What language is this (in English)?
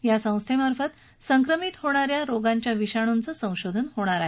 Marathi